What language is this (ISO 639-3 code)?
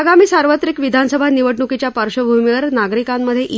mar